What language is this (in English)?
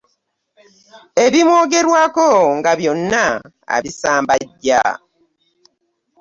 Ganda